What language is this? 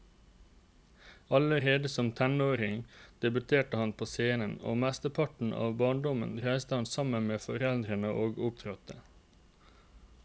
Norwegian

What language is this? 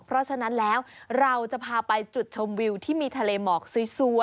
Thai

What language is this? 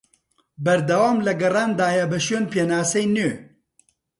Central Kurdish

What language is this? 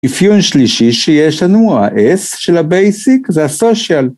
Hebrew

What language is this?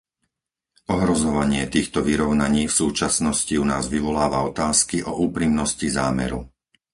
Slovak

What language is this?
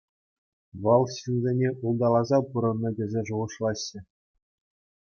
Chuvash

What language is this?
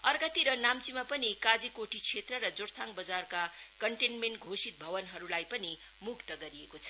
Nepali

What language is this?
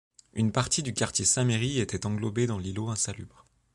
French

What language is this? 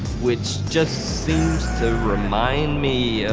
English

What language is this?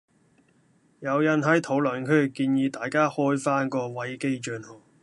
Cantonese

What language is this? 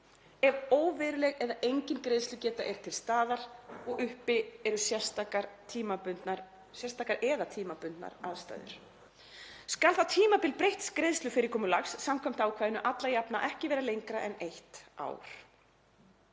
Icelandic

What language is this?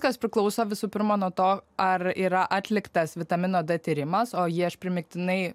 Lithuanian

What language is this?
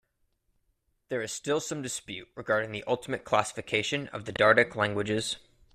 English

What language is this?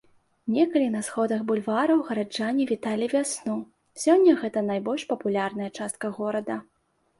Belarusian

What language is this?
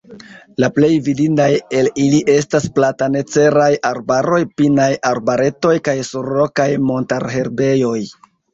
Esperanto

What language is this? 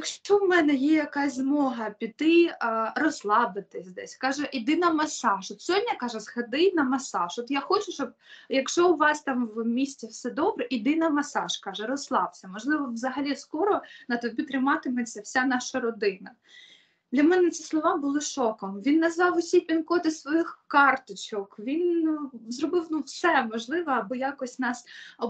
Ukrainian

